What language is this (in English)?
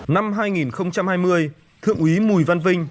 Vietnamese